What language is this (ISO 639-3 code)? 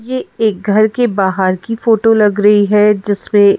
hin